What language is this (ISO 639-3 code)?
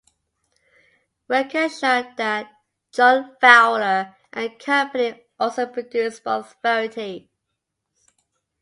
eng